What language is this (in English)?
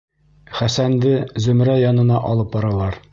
Bashkir